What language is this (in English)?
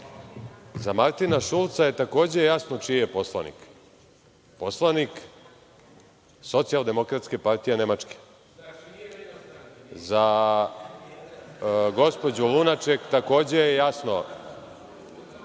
Serbian